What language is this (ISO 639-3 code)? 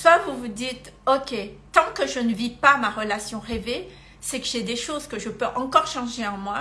fra